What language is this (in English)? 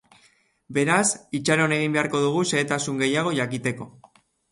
Basque